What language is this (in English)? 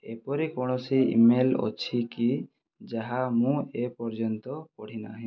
Odia